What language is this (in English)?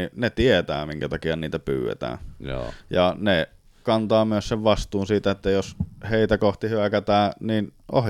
Finnish